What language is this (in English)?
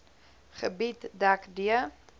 Afrikaans